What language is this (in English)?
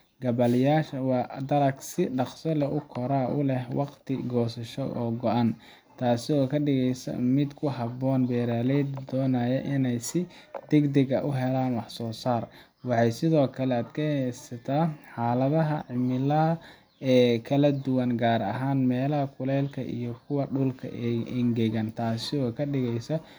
Somali